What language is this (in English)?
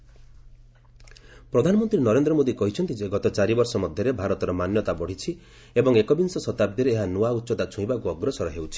Odia